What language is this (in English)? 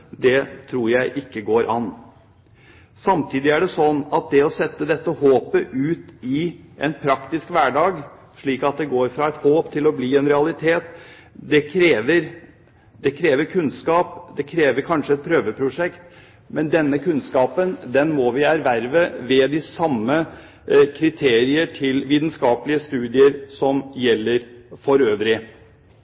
Norwegian Bokmål